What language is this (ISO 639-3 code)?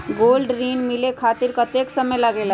mag